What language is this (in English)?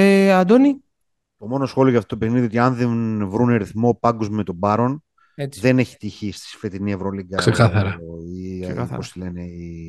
Greek